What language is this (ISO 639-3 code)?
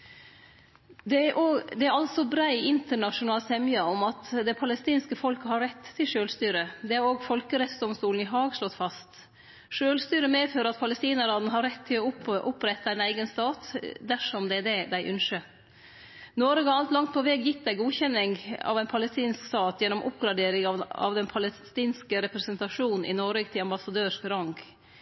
nno